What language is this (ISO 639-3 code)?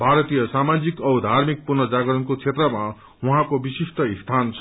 nep